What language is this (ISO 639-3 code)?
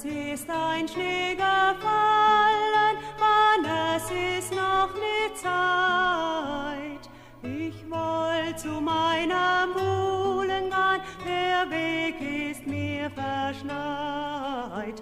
tha